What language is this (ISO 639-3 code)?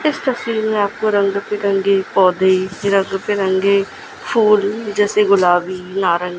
hin